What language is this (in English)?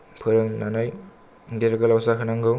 Bodo